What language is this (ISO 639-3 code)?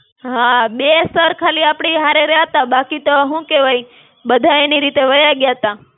guj